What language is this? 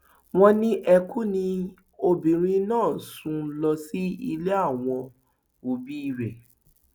Yoruba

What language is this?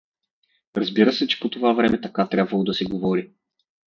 Bulgarian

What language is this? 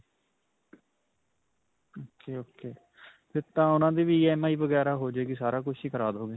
Punjabi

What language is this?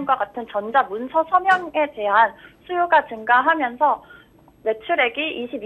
Korean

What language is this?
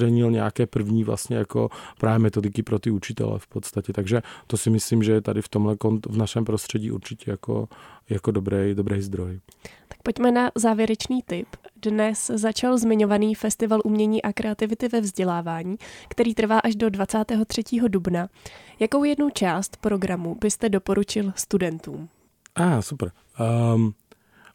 Czech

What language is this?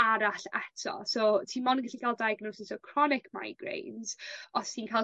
Welsh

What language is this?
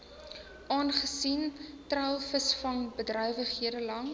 Afrikaans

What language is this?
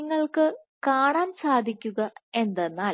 Malayalam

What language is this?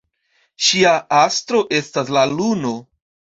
Esperanto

